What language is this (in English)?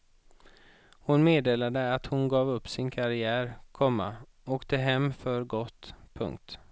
Swedish